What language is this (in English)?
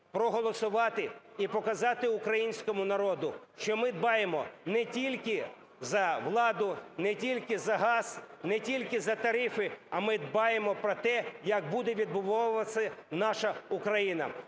Ukrainian